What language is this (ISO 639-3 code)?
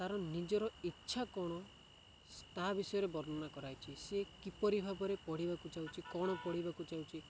ori